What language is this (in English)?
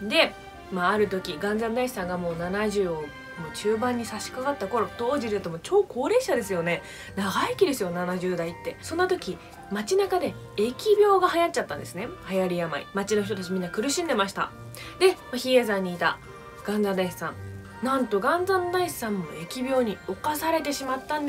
Japanese